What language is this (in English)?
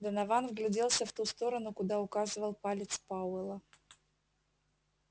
Russian